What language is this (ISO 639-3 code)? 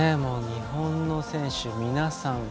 jpn